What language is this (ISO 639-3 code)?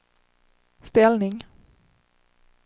swe